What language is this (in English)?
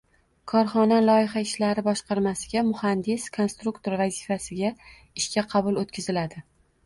Uzbek